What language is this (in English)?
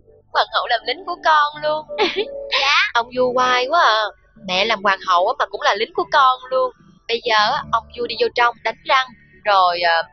Vietnamese